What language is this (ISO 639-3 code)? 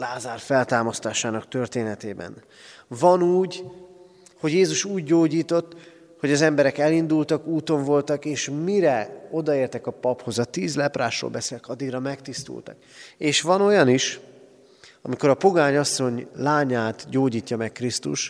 hun